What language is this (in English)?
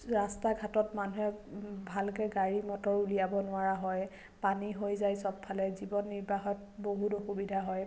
Assamese